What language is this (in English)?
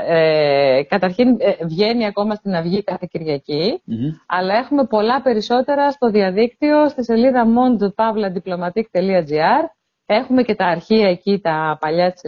Greek